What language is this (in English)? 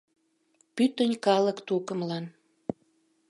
Mari